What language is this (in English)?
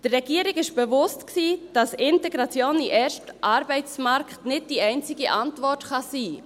Swiss German